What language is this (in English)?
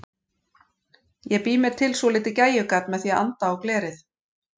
Icelandic